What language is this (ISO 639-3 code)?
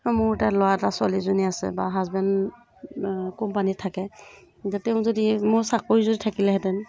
asm